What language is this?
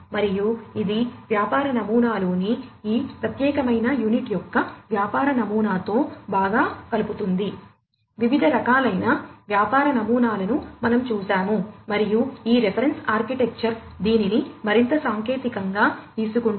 Telugu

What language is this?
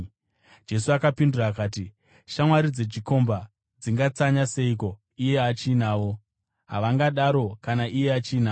Shona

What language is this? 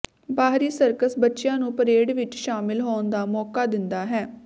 Punjabi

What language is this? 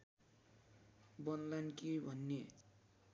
Nepali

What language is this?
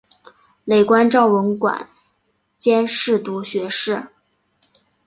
Chinese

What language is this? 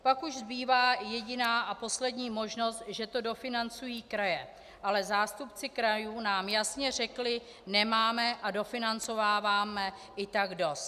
Czech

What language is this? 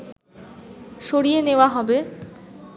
Bangla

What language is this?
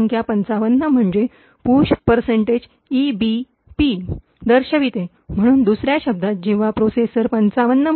Marathi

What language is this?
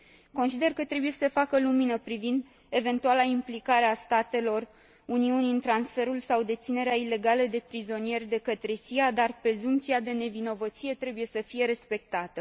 Romanian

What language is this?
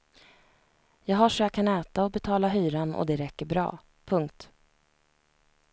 Swedish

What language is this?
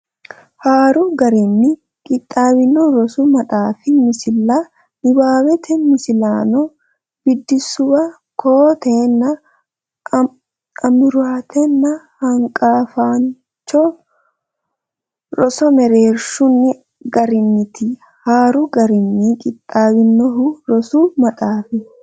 Sidamo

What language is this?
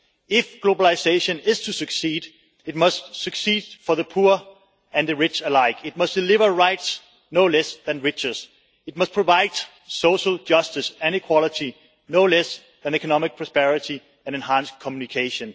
English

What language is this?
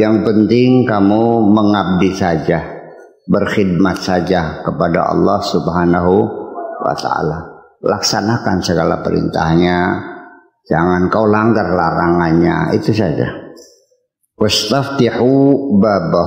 Indonesian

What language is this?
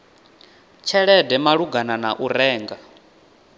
Venda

